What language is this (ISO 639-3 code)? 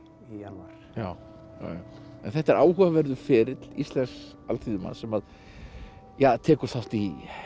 isl